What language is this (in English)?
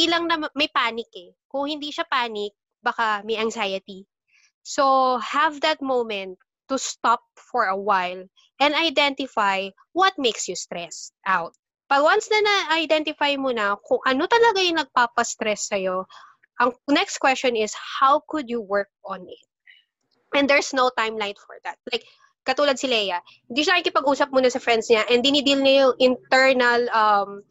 Filipino